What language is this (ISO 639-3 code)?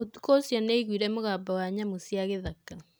kik